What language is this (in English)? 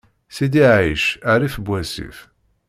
Kabyle